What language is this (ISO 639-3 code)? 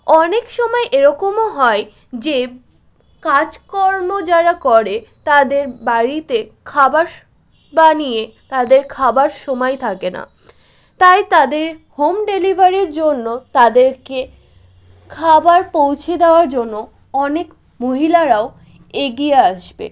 ben